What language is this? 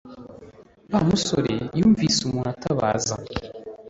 Kinyarwanda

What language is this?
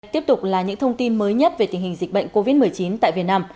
Vietnamese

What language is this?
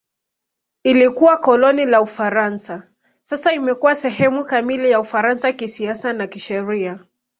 Swahili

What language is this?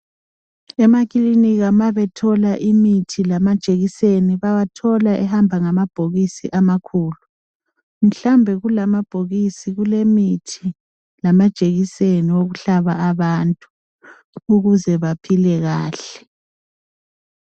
North Ndebele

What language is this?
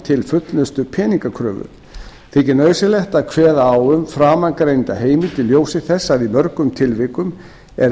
Icelandic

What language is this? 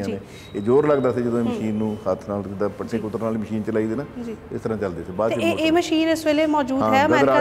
Punjabi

